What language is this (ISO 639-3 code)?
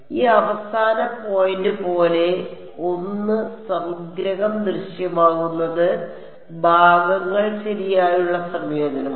mal